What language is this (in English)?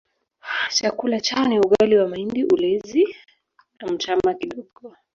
Swahili